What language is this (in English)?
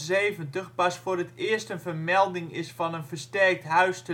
Dutch